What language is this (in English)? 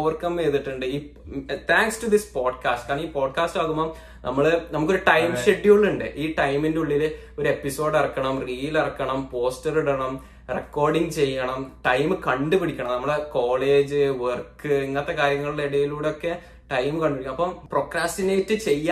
Malayalam